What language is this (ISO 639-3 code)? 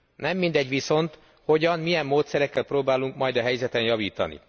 hun